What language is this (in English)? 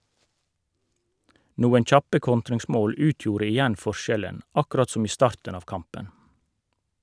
Norwegian